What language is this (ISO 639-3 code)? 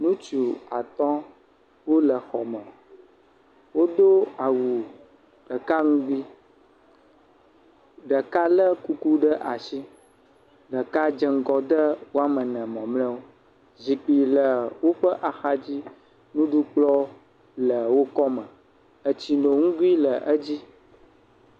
ewe